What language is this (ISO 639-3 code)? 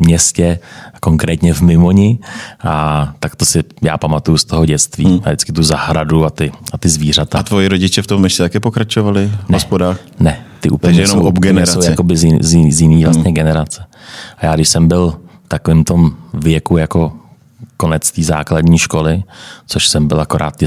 ces